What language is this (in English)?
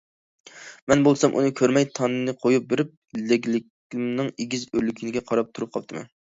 Uyghur